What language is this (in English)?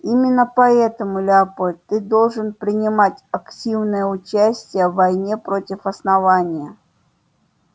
Russian